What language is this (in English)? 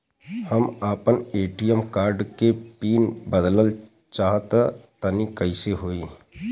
Bhojpuri